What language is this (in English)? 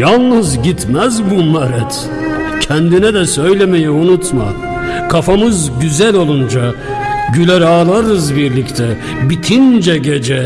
Turkish